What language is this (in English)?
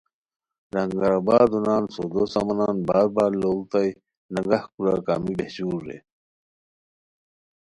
Khowar